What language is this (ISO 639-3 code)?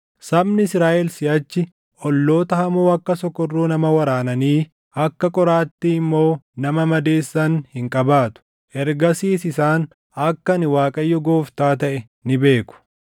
orm